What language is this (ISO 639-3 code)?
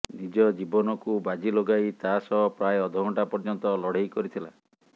ori